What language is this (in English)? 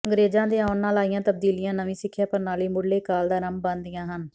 Punjabi